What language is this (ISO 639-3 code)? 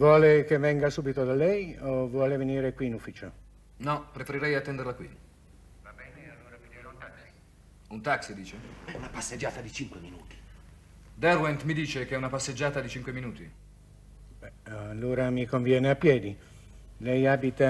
ita